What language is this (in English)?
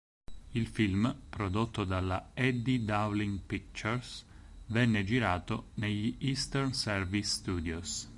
Italian